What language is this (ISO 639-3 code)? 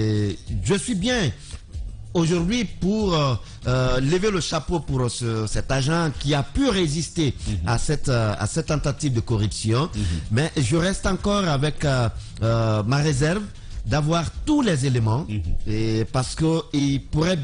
fra